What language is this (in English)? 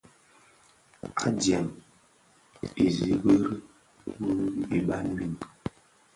Bafia